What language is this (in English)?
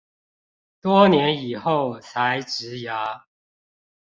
Chinese